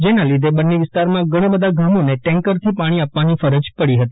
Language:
Gujarati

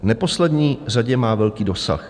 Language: Czech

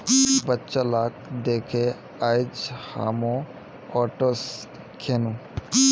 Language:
Magahi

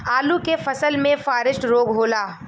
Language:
Bhojpuri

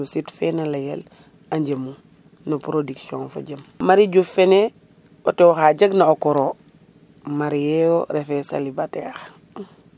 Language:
Serer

